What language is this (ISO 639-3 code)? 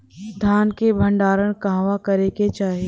bho